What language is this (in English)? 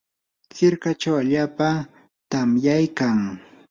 Yanahuanca Pasco Quechua